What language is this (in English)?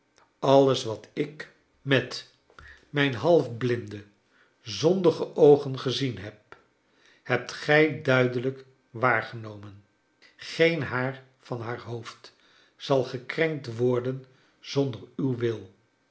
Dutch